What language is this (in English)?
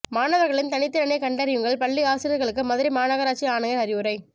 Tamil